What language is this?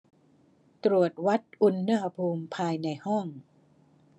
Thai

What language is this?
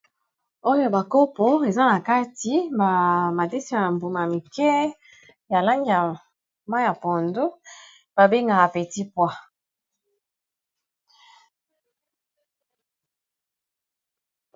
Lingala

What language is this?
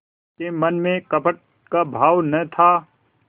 Hindi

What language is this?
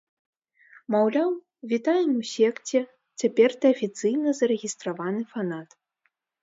Belarusian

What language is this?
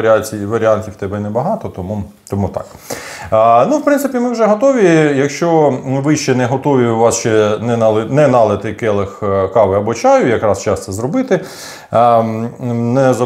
Ukrainian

